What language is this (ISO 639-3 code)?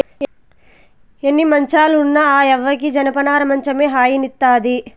tel